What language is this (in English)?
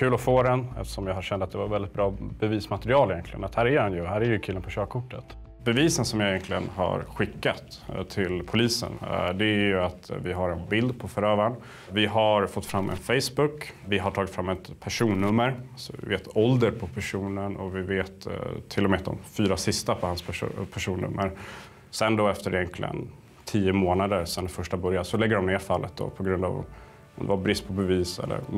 Swedish